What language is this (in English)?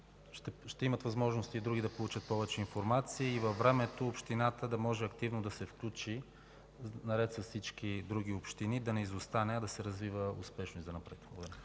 Bulgarian